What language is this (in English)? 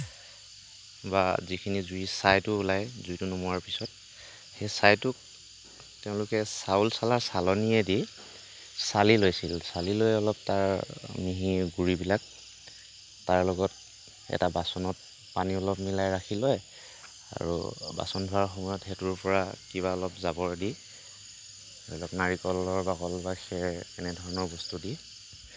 Assamese